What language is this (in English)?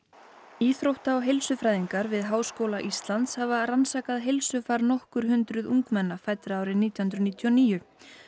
Icelandic